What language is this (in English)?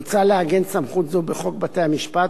Hebrew